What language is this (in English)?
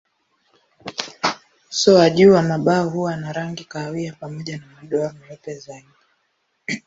Swahili